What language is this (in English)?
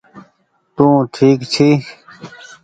Goaria